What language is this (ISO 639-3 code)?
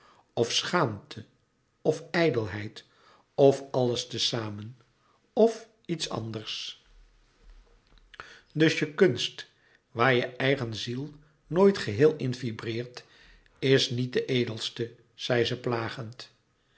nld